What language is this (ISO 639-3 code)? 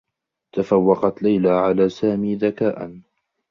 ara